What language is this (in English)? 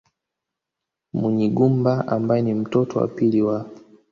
Swahili